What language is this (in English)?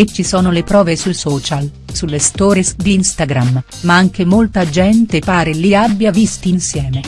Italian